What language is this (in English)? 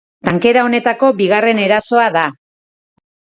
Basque